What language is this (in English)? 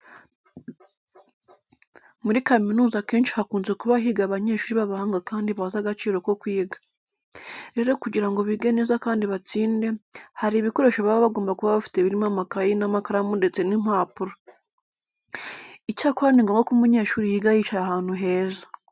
Kinyarwanda